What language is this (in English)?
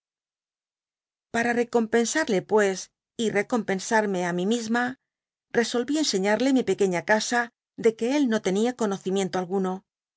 Spanish